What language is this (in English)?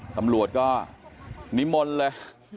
Thai